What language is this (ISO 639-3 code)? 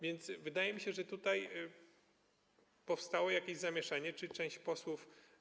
pol